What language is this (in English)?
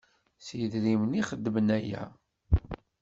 Kabyle